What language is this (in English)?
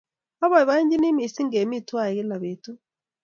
Kalenjin